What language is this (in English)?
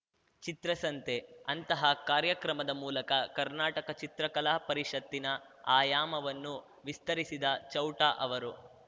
Kannada